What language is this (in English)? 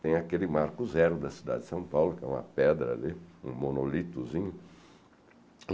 Portuguese